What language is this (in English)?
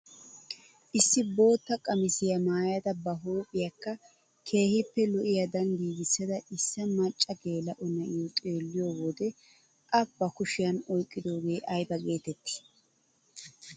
Wolaytta